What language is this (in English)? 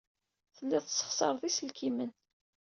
Kabyle